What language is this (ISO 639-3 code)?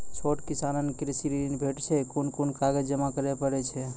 mai